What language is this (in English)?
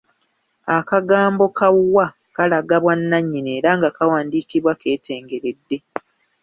Ganda